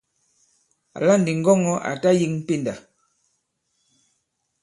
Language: Bankon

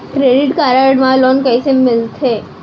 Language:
Chhattisgarhi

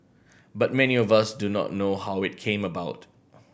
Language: English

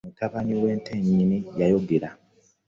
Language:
Ganda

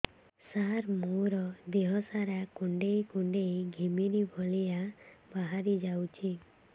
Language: Odia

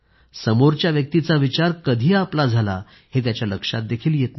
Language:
Marathi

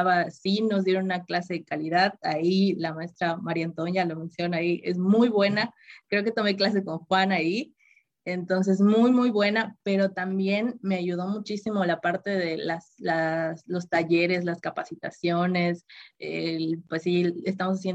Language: Spanish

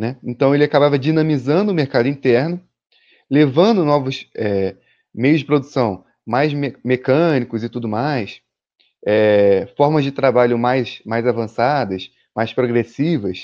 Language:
Portuguese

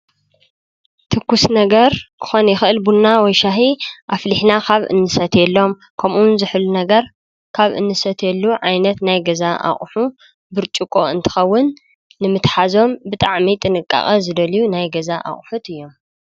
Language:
Tigrinya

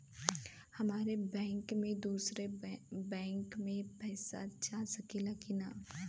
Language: Bhojpuri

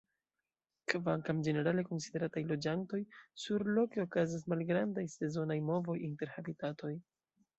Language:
Esperanto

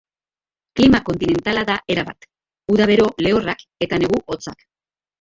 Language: Basque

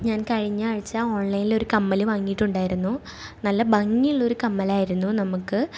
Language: Malayalam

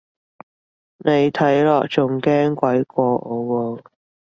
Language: Cantonese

